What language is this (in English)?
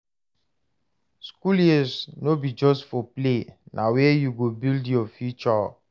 Nigerian Pidgin